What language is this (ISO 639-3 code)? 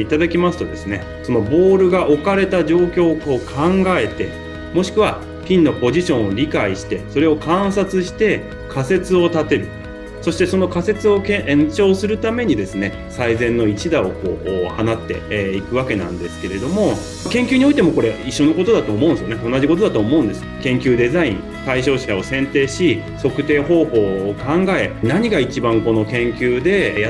jpn